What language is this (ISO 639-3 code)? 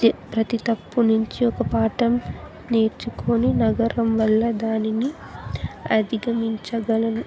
tel